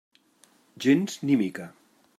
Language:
Catalan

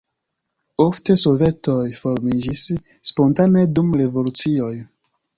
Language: Esperanto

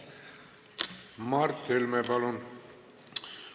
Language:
Estonian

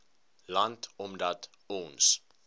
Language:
Afrikaans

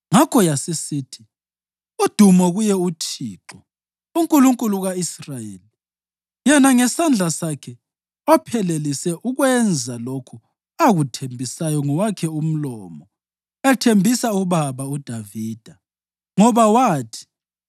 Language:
North Ndebele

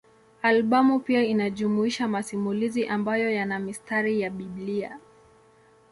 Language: Swahili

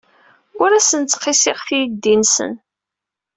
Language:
Kabyle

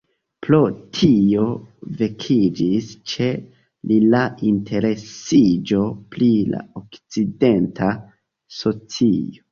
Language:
Esperanto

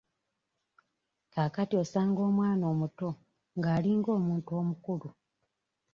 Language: Ganda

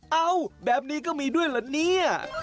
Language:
Thai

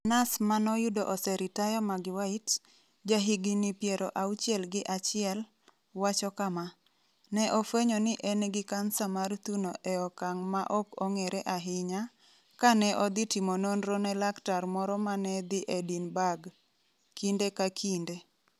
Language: Luo (Kenya and Tanzania)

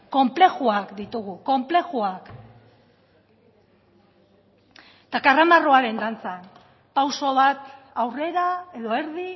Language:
Basque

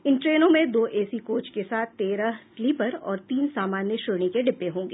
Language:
Hindi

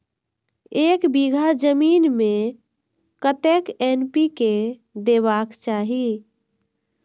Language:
Maithili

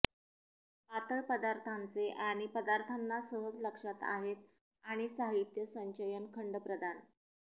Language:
Marathi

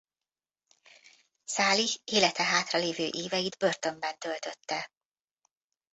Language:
Hungarian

